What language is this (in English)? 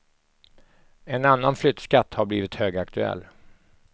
Swedish